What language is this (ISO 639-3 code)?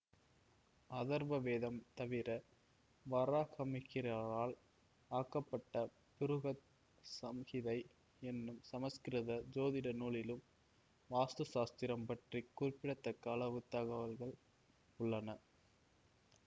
tam